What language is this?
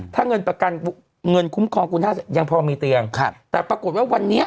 Thai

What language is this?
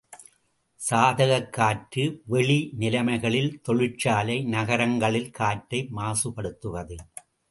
Tamil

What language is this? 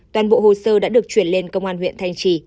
Vietnamese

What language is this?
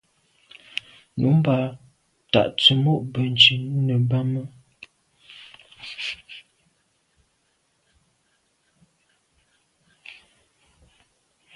Medumba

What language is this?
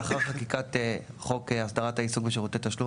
Hebrew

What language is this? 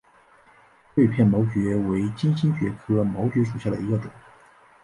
Chinese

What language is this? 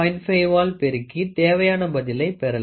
Tamil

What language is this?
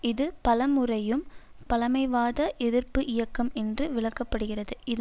Tamil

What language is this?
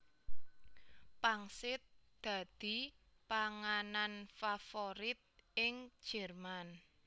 Javanese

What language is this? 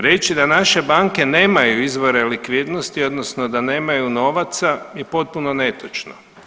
Croatian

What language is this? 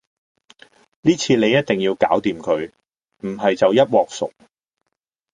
Cantonese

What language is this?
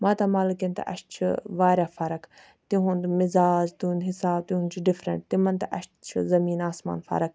Kashmiri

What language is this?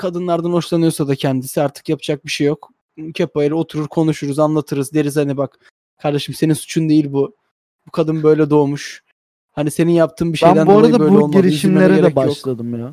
Turkish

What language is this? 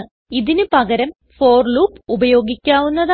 Malayalam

